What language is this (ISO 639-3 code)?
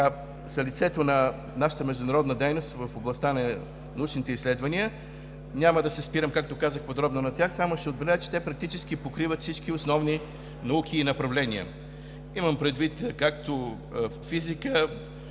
bul